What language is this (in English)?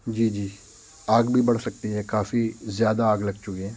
Urdu